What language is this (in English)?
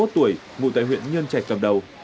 Vietnamese